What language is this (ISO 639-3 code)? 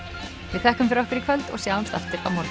isl